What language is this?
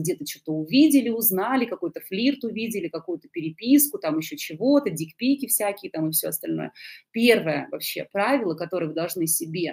Russian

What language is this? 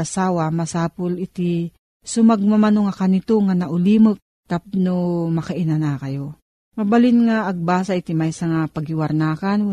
Filipino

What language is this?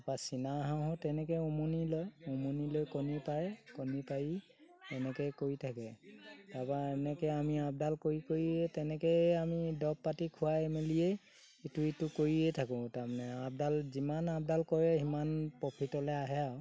Assamese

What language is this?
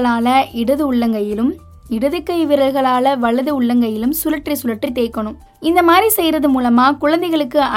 Tamil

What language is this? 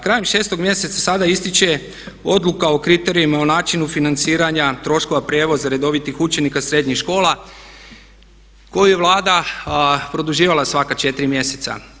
Croatian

